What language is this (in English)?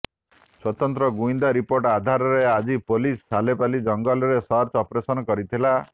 Odia